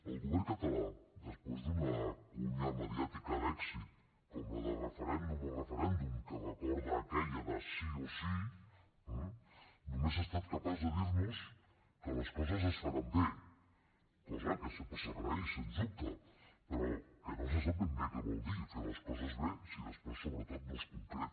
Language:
Catalan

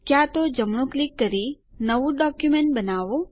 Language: Gujarati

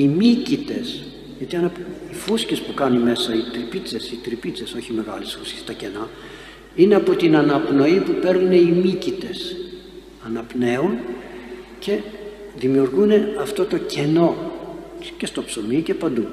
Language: Greek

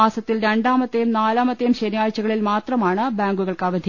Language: Malayalam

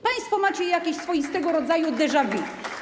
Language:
Polish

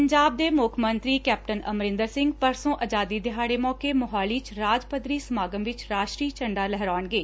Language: Punjabi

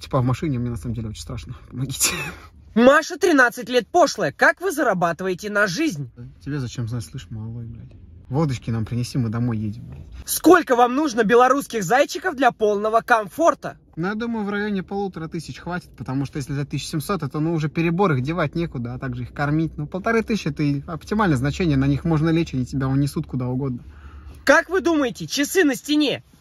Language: Russian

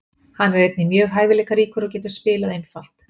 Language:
Icelandic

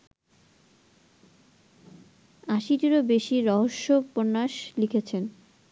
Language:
Bangla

